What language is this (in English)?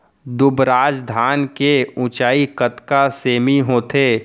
Chhattisgarhi